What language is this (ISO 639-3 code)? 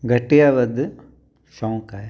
snd